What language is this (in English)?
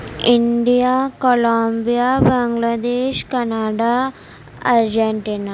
Urdu